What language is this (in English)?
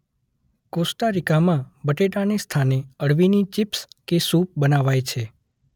Gujarati